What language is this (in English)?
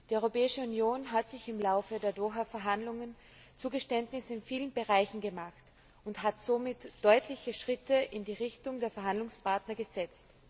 German